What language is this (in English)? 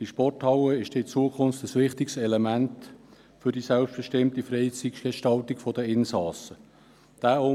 Swiss German